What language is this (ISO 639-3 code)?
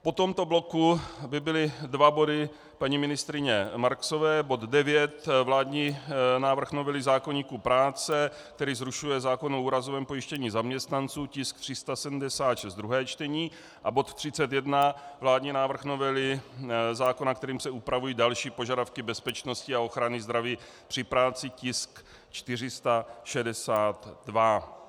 ces